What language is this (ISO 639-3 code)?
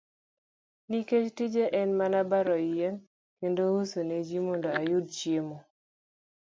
luo